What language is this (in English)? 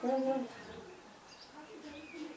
Wolof